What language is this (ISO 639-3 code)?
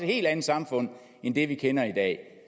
dan